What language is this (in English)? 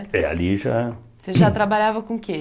Portuguese